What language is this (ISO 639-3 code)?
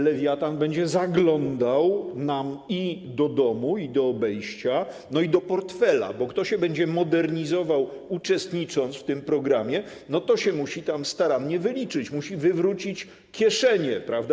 pol